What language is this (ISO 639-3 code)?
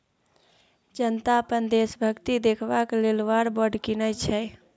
mai